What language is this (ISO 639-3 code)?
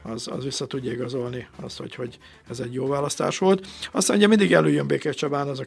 hun